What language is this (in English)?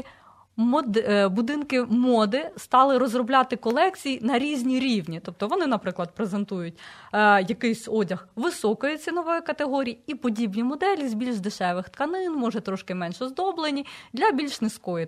Ukrainian